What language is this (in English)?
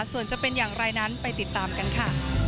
Thai